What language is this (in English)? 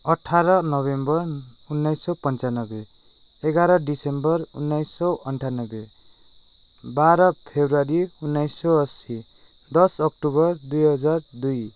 Nepali